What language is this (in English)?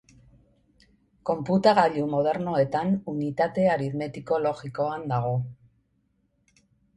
Basque